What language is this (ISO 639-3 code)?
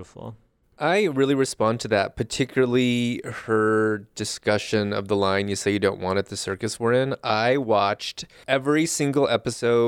eng